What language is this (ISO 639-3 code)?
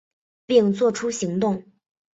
zho